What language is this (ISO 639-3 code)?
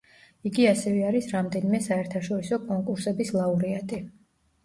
kat